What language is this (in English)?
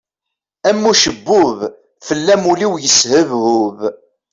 Kabyle